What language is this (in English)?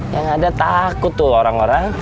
Indonesian